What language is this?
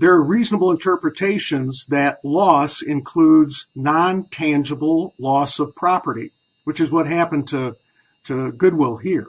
English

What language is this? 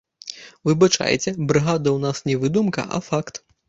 Belarusian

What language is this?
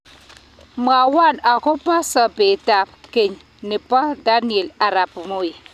Kalenjin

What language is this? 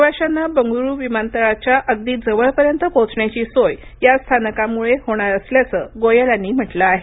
Marathi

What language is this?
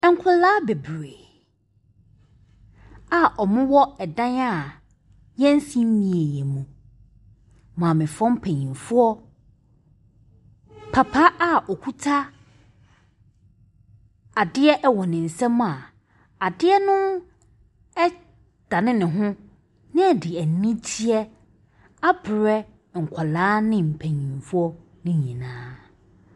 Akan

